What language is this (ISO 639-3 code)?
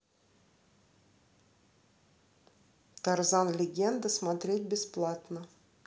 rus